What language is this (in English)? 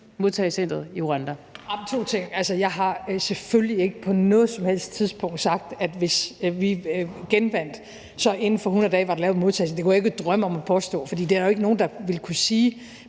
Danish